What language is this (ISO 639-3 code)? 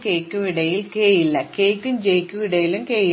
mal